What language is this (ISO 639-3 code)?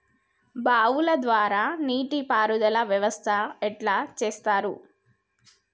tel